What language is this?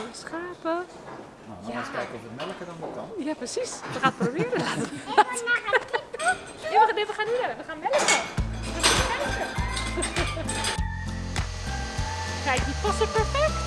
Dutch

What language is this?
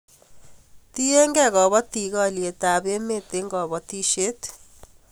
Kalenjin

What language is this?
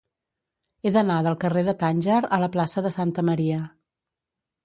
Catalan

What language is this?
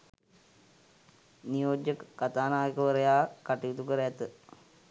Sinhala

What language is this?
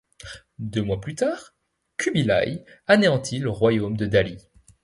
French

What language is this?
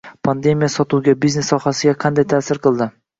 Uzbek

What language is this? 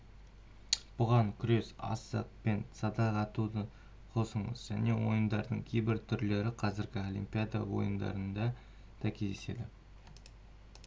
Kazakh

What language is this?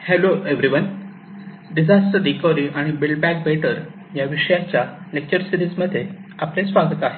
Marathi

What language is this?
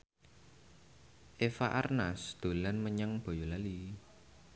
Javanese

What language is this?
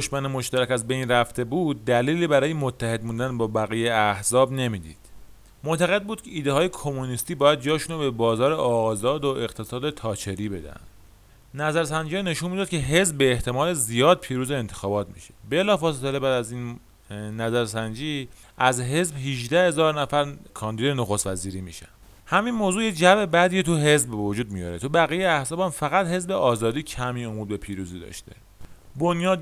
Persian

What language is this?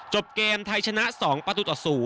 Thai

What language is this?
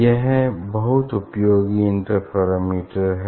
Hindi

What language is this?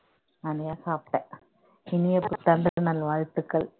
Tamil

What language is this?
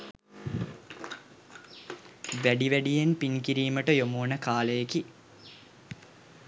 Sinhala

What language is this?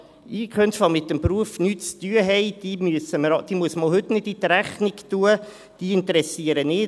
Swiss German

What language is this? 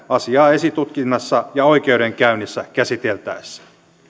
Finnish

